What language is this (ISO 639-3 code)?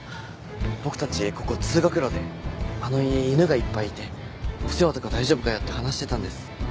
jpn